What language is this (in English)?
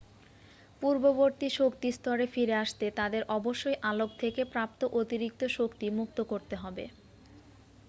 Bangla